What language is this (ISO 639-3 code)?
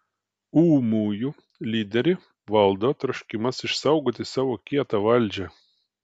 lit